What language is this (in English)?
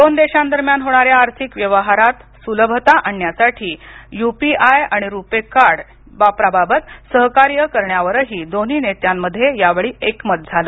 Marathi